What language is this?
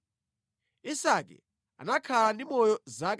Nyanja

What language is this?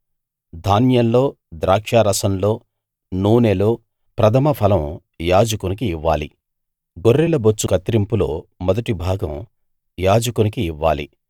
Telugu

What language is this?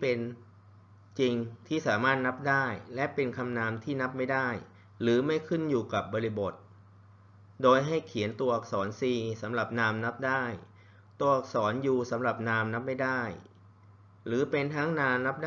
Thai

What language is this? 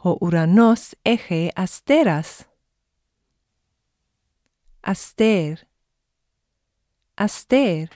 Greek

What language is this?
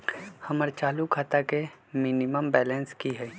Magahi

